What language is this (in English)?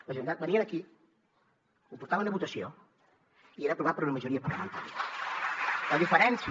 Catalan